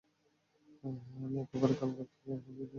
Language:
Bangla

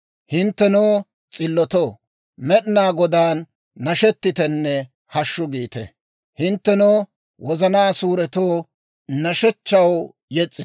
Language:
Dawro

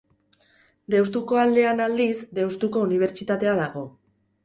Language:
Basque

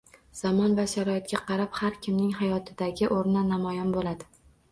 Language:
Uzbek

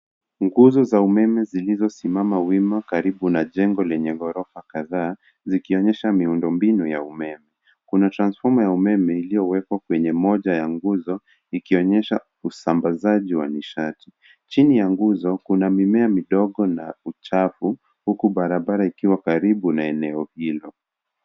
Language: Swahili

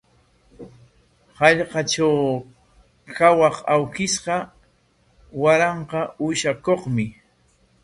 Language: Corongo Ancash Quechua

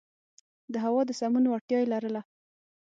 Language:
Pashto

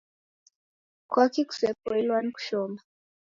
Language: Taita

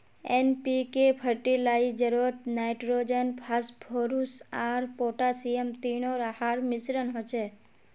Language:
Magahi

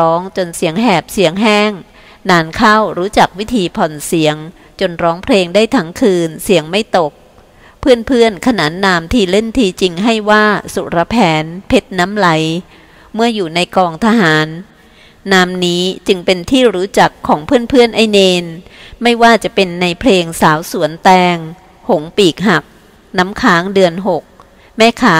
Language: Thai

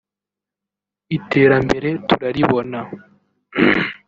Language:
Kinyarwanda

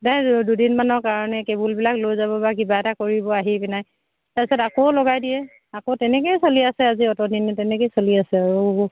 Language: Assamese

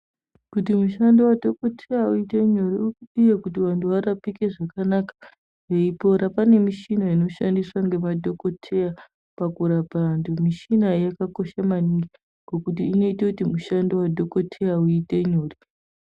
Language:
Ndau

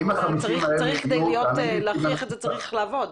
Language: Hebrew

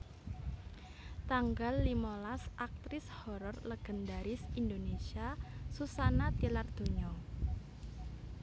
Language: Javanese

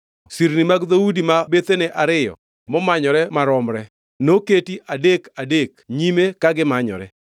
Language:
Luo (Kenya and Tanzania)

